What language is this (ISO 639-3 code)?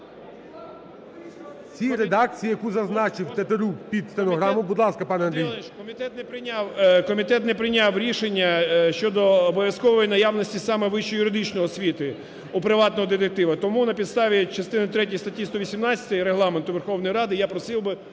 ukr